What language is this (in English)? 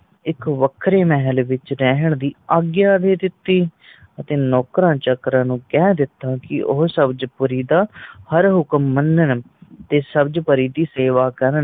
Punjabi